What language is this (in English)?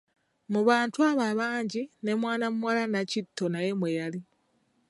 Ganda